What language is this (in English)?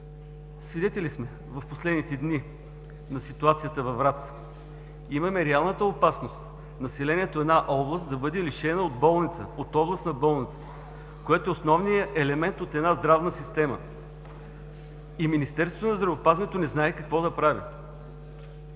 Bulgarian